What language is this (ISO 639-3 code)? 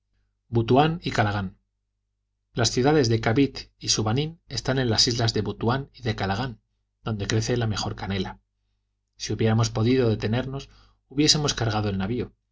spa